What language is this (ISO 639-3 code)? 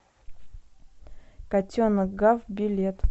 rus